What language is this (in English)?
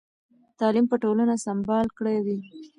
Pashto